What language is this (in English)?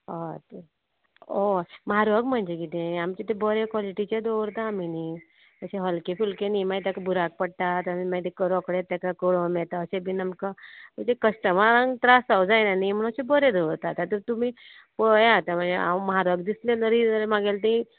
Konkani